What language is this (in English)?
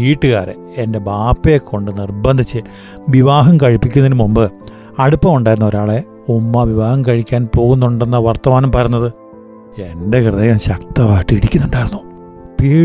Malayalam